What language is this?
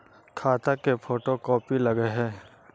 Magahi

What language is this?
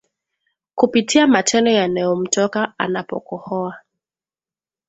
Swahili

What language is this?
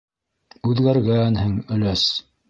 Bashkir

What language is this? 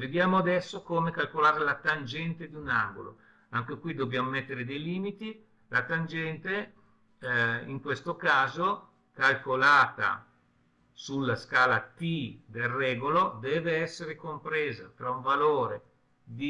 Italian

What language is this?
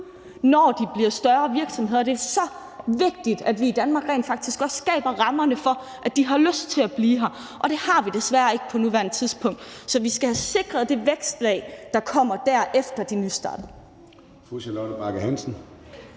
Danish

